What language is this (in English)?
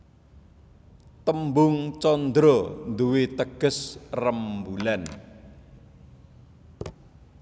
Javanese